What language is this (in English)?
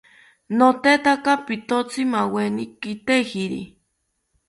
South Ucayali Ashéninka